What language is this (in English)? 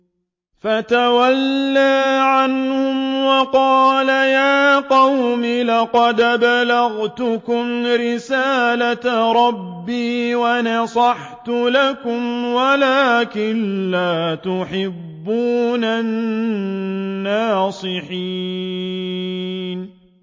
Arabic